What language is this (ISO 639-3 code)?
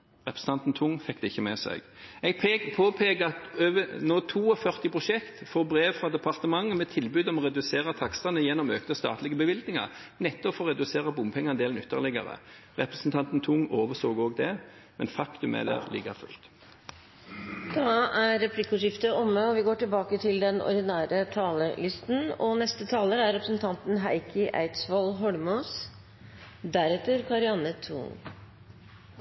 nor